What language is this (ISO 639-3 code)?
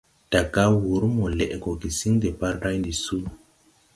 tui